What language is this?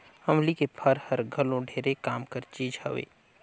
Chhattisgarhi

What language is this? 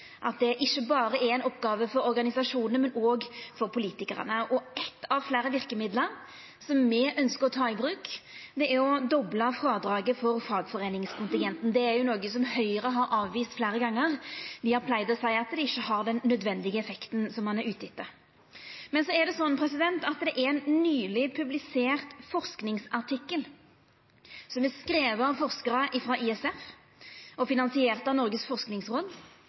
Norwegian Nynorsk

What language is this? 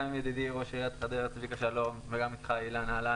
Hebrew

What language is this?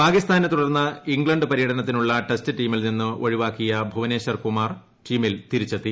Malayalam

